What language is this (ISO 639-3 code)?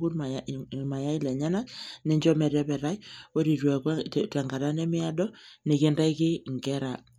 mas